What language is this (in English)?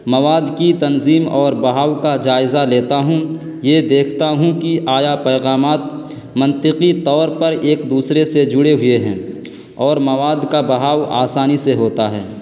Urdu